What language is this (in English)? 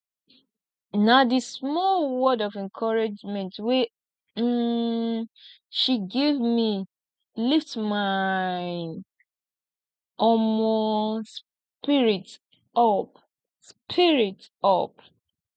Nigerian Pidgin